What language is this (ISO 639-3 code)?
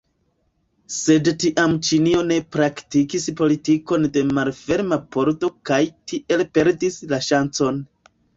epo